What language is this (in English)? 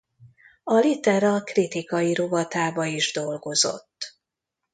Hungarian